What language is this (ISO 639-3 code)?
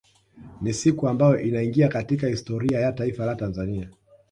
swa